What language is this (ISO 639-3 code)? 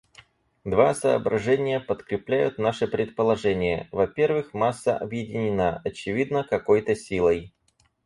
rus